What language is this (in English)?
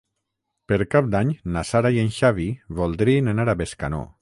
Catalan